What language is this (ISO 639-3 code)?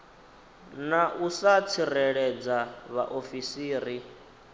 ven